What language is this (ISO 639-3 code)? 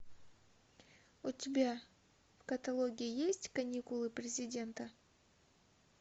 rus